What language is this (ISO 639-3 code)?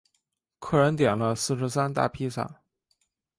zho